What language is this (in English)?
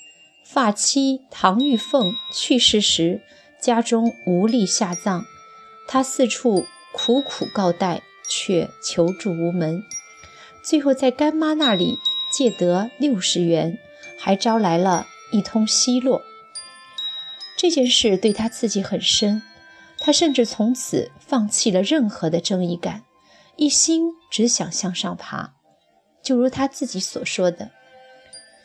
Chinese